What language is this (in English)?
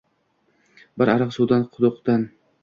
Uzbek